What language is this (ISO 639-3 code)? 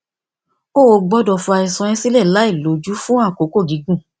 yor